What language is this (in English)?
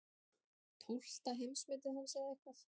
Icelandic